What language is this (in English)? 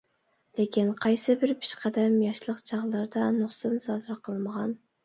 Uyghur